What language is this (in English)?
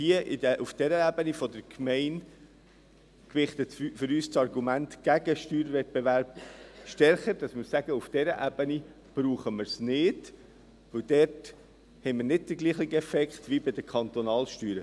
Swiss German